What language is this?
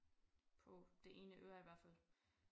Danish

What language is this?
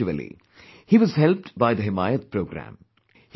English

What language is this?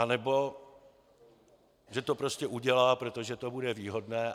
Czech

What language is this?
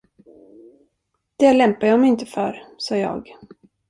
Swedish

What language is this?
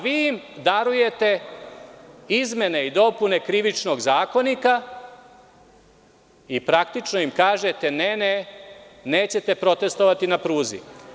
Serbian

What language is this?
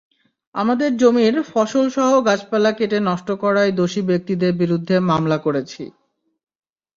Bangla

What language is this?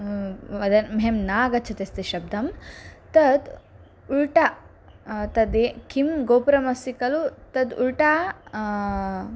Sanskrit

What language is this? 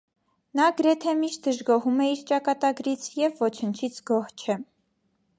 Armenian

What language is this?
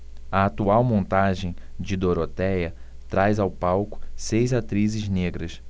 Portuguese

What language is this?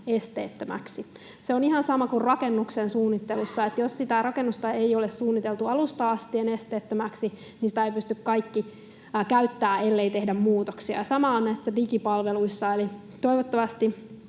Finnish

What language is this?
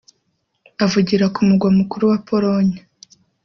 Kinyarwanda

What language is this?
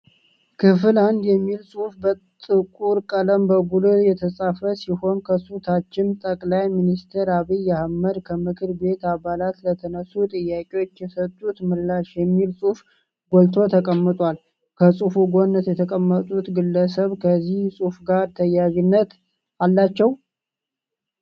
Amharic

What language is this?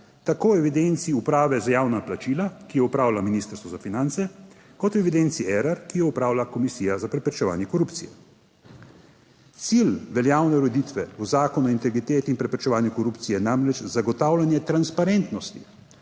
Slovenian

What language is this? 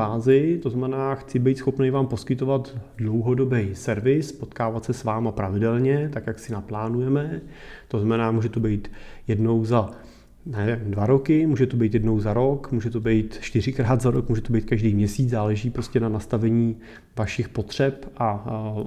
Czech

